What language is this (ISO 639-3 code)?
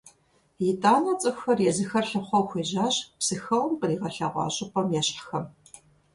kbd